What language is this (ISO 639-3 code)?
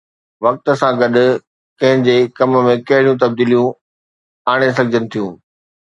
snd